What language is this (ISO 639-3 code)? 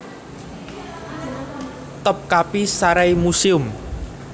jav